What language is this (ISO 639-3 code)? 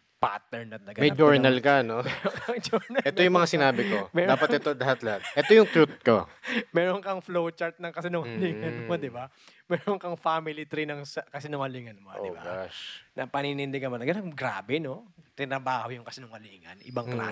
fil